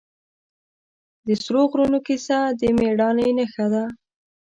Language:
Pashto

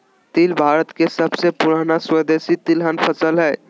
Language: Magahi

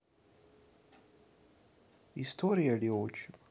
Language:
Russian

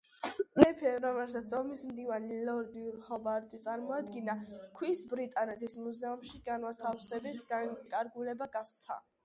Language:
Georgian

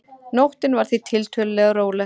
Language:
Icelandic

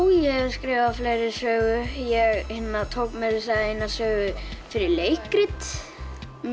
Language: Icelandic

